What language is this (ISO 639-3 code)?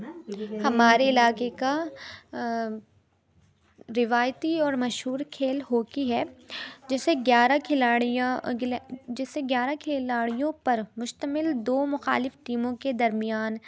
urd